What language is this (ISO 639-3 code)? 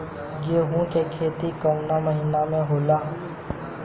bho